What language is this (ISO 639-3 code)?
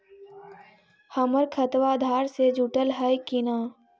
mag